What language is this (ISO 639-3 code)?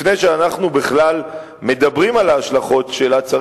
heb